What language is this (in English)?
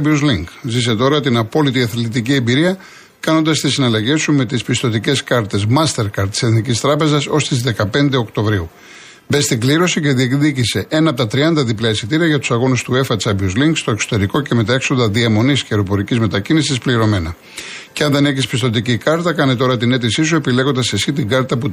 Greek